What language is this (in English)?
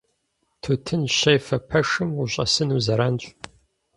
Kabardian